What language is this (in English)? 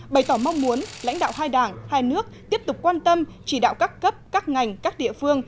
Vietnamese